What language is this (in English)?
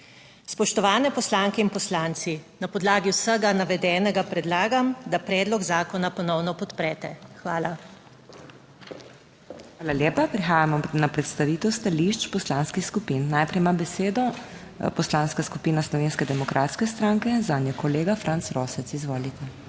Slovenian